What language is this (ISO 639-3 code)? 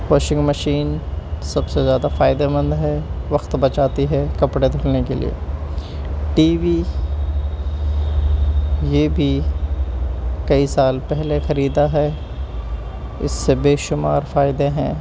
urd